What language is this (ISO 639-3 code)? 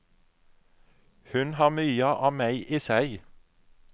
nor